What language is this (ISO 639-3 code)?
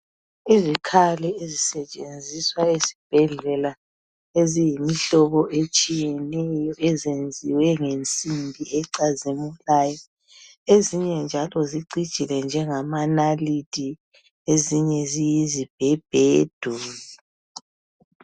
nde